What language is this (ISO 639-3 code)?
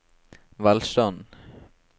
nor